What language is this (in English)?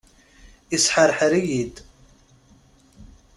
Kabyle